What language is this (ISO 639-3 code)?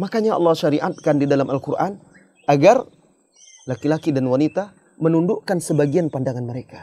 ind